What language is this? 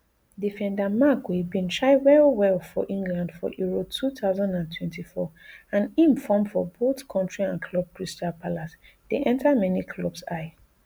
Nigerian Pidgin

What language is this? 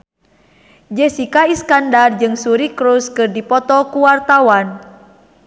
Sundanese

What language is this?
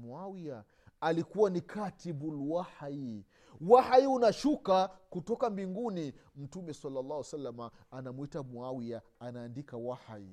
Swahili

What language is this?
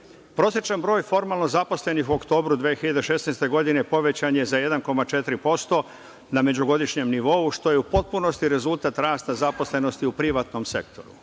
Serbian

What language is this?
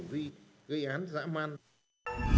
Vietnamese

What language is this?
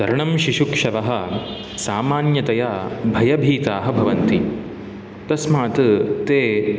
Sanskrit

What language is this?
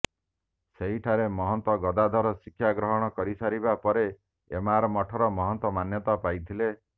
Odia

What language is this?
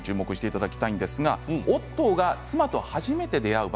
Japanese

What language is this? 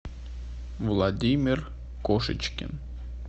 Russian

